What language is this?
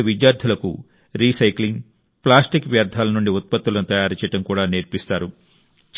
Telugu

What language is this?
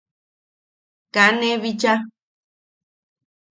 Yaqui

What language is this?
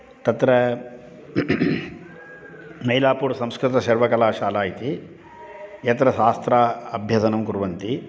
Sanskrit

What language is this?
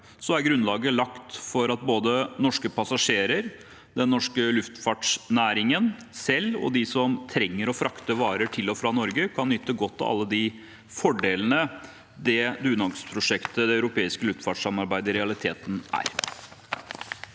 Norwegian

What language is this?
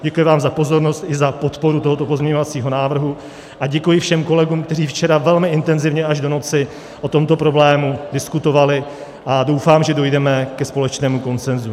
Czech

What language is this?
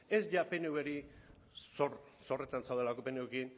Basque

